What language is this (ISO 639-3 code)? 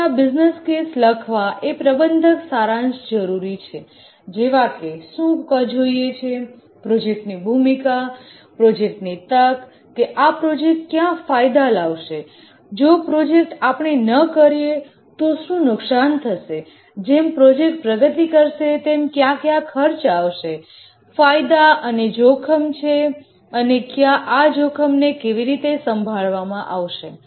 guj